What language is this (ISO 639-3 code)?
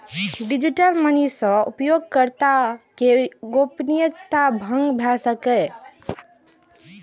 mai